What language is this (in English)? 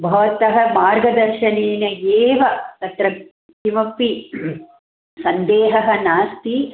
Sanskrit